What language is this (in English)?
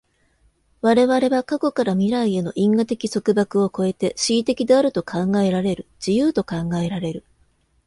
Japanese